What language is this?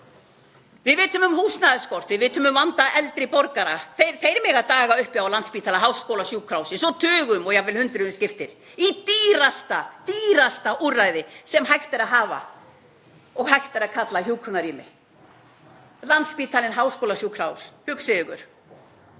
Icelandic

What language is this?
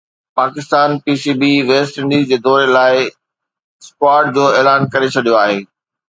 Sindhi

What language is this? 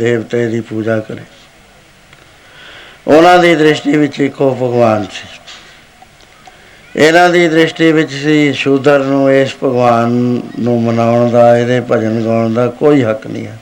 Punjabi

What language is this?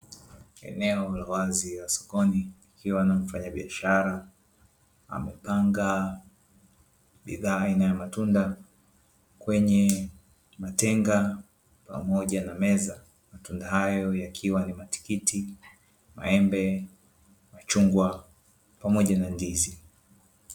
Swahili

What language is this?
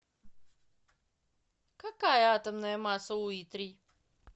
Russian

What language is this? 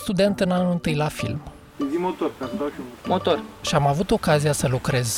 Romanian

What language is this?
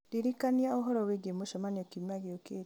Kikuyu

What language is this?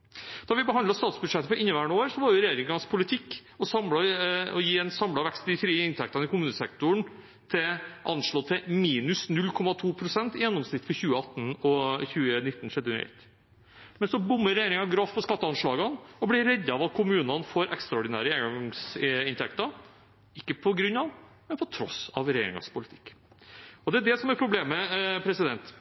Norwegian Bokmål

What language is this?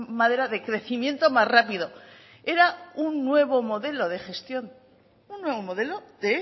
Spanish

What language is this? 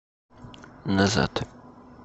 Russian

